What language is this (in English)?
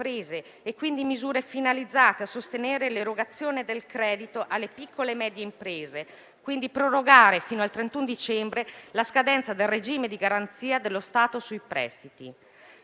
Italian